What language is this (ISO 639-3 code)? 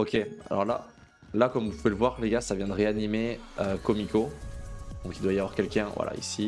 fra